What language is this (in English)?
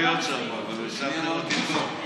Hebrew